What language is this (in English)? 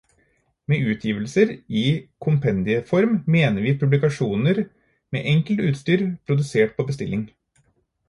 Norwegian Bokmål